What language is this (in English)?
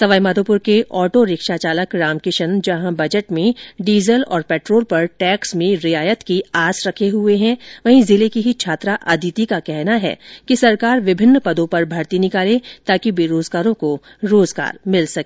Hindi